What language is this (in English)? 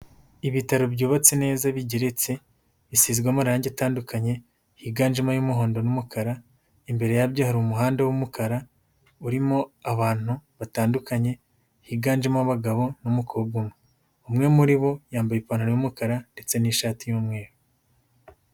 Kinyarwanda